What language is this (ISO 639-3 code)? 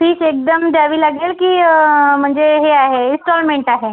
mar